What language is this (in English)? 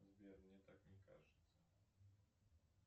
Russian